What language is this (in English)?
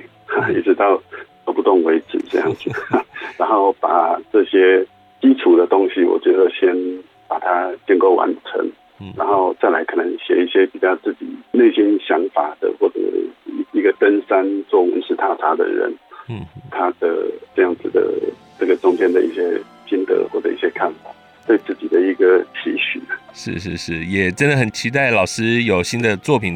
Chinese